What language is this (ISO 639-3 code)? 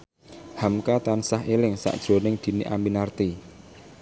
jav